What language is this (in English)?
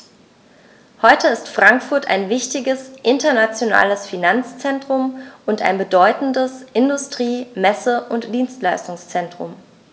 German